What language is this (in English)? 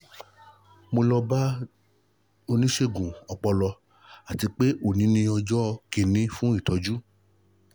Yoruba